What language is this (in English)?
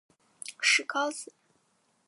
Chinese